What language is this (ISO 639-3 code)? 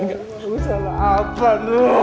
ind